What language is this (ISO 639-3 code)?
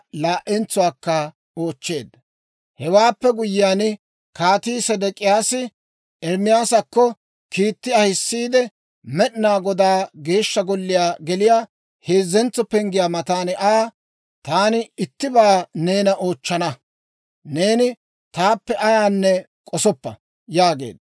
dwr